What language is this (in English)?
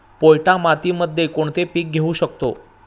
Marathi